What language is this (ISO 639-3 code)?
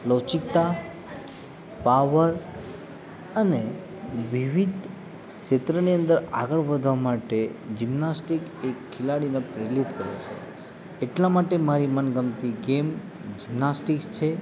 guj